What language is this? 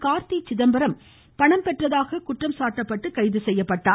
Tamil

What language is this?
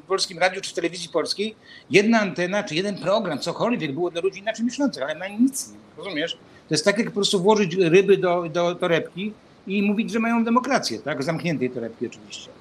Polish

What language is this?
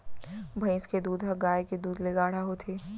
Chhattisgarhi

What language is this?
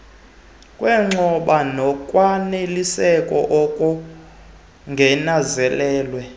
Xhosa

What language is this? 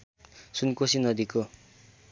Nepali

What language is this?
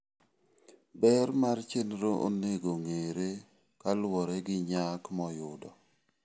Luo (Kenya and Tanzania)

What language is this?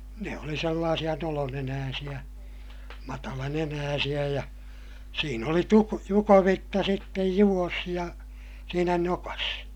Finnish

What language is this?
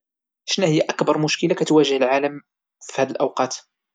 Moroccan Arabic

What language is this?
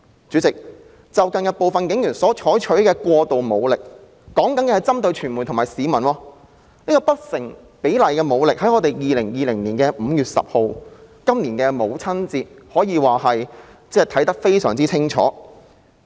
Cantonese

